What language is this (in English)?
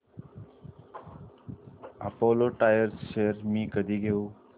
Marathi